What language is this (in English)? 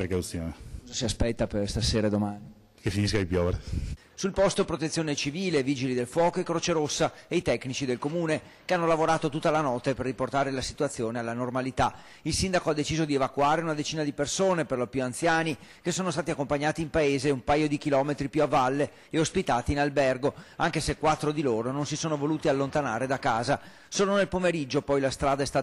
Italian